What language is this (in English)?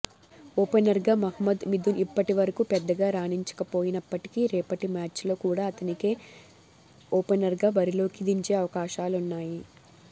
Telugu